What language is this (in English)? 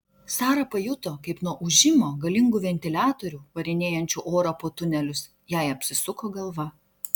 Lithuanian